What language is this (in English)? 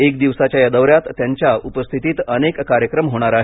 Marathi